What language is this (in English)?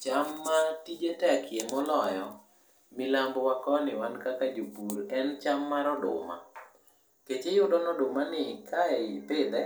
Luo (Kenya and Tanzania)